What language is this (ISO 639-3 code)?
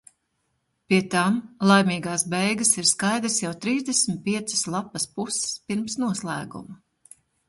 lav